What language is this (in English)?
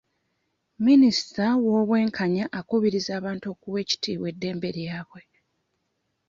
Ganda